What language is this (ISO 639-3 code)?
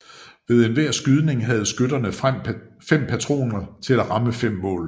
dan